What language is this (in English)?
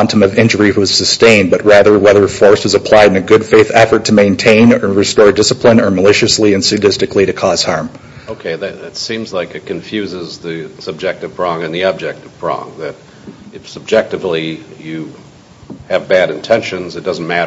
English